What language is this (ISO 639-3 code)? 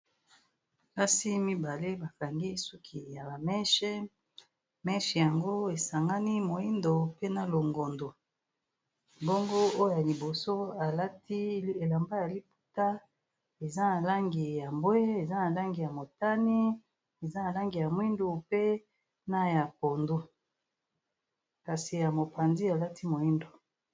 lin